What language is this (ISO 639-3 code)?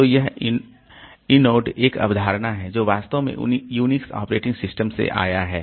hin